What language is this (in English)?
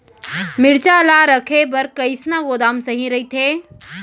Chhattisgarhi